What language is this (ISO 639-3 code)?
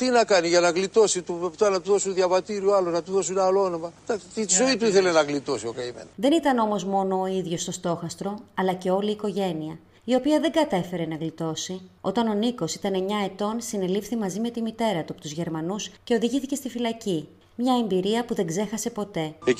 ell